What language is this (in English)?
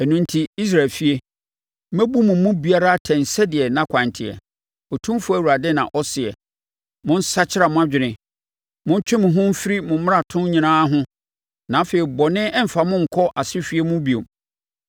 Akan